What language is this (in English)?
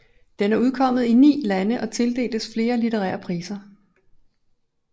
Danish